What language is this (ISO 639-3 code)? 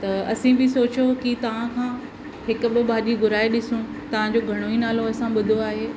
snd